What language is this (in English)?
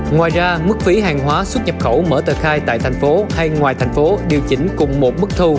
Vietnamese